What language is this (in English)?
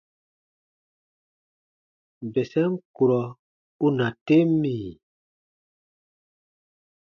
Baatonum